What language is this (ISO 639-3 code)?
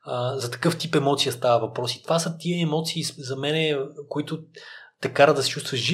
bul